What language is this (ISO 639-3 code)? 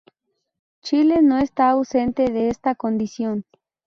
spa